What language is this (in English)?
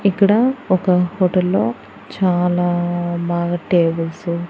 Telugu